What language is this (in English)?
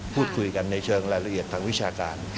Thai